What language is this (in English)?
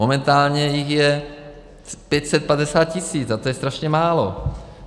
Czech